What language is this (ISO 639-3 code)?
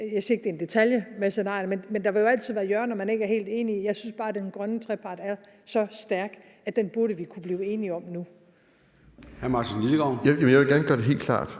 dan